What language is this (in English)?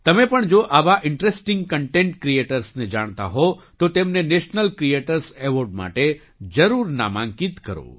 Gujarati